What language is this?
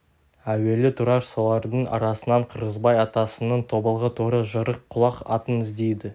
Kazakh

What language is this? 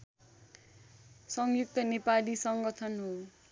Nepali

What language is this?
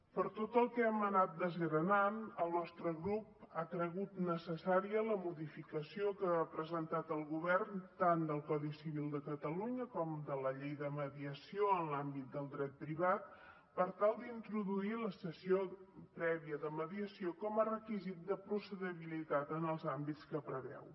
Catalan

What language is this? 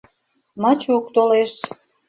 Mari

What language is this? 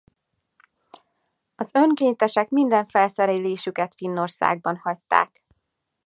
Hungarian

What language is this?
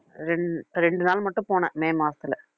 Tamil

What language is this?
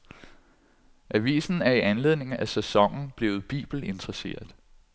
Danish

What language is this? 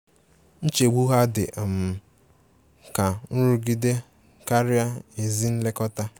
Igbo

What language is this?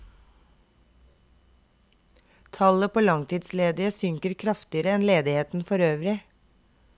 Norwegian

